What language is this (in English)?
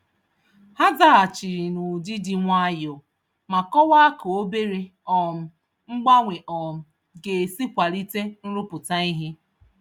Igbo